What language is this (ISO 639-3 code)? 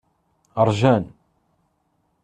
kab